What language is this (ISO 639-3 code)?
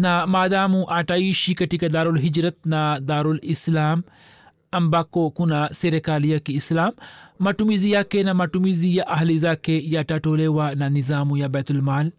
swa